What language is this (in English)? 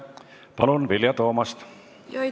Estonian